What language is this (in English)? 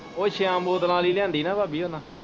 Punjabi